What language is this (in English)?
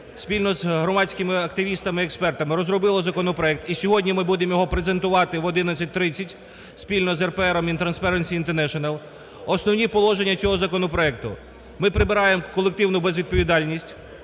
Ukrainian